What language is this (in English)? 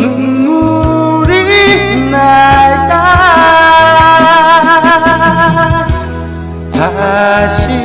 Korean